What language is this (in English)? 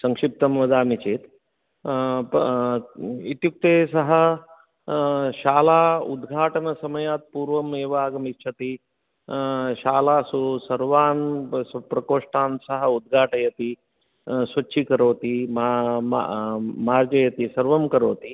Sanskrit